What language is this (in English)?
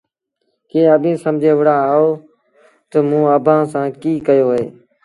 Sindhi Bhil